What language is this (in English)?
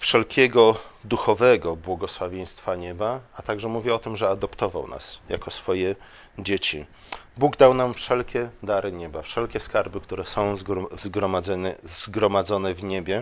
Polish